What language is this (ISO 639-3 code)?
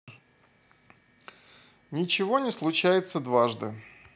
rus